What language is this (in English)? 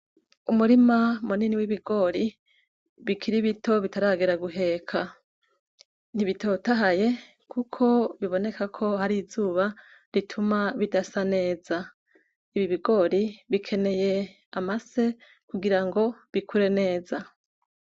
Rundi